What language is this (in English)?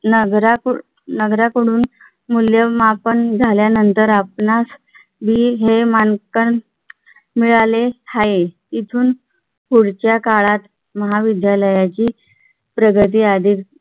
Marathi